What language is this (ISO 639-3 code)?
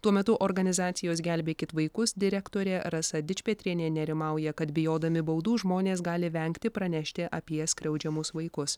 lit